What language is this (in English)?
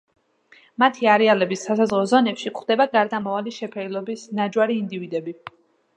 Georgian